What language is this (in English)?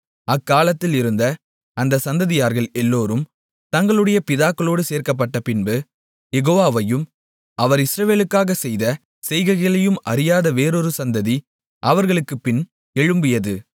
Tamil